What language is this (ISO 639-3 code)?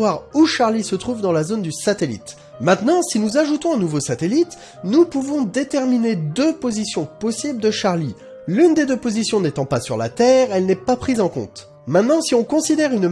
fra